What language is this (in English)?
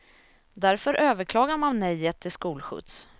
Swedish